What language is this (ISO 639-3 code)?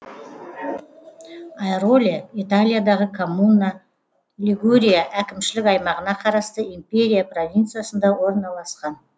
kaz